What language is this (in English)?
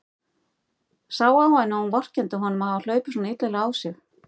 Icelandic